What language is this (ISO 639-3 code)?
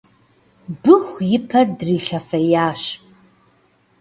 kbd